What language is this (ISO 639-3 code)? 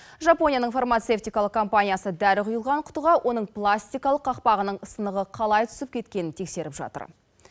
kaz